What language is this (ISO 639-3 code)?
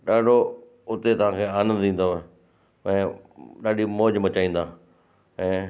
snd